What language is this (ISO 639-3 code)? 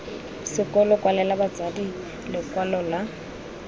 tsn